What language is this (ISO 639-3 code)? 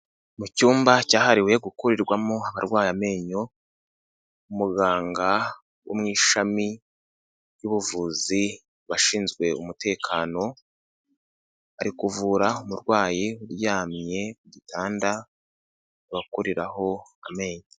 kin